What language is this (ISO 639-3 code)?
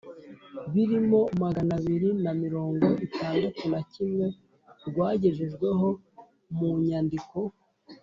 kin